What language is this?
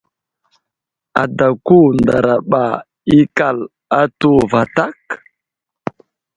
Wuzlam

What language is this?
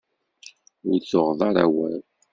Kabyle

